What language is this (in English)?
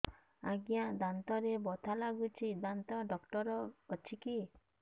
Odia